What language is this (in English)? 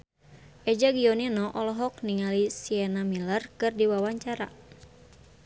Sundanese